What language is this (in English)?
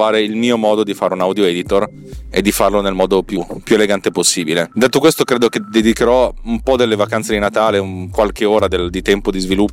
Italian